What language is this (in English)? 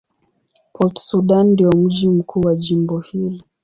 Swahili